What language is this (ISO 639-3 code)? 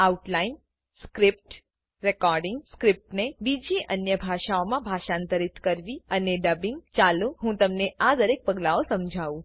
guj